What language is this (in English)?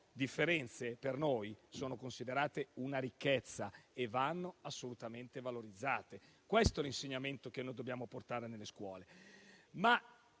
Italian